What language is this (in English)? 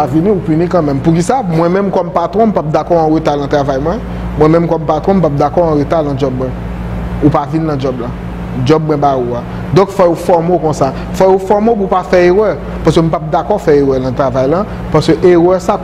French